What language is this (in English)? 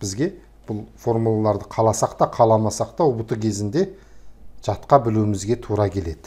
Turkish